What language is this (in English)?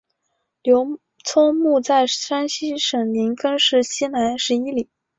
Chinese